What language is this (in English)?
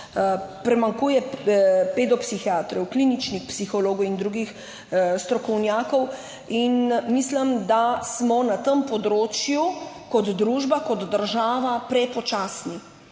Slovenian